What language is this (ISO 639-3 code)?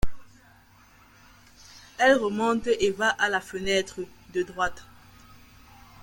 fra